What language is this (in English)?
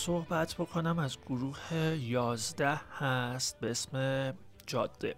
Persian